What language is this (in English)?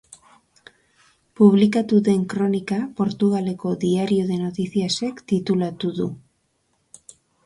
Basque